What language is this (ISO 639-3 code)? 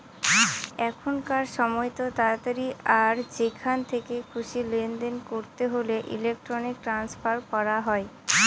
ben